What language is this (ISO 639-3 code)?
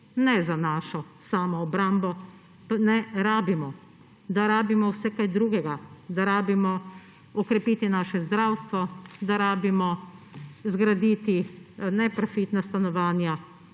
slv